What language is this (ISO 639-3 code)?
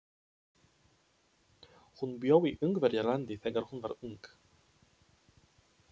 isl